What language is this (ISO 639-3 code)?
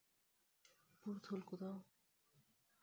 sat